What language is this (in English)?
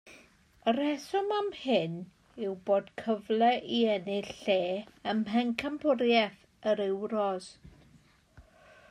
Welsh